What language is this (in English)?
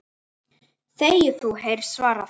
Icelandic